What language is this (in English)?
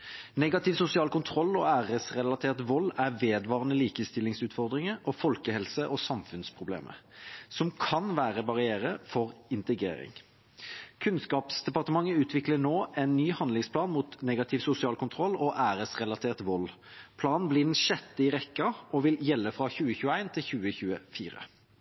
Norwegian Bokmål